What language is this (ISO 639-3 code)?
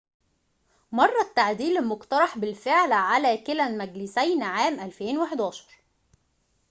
ara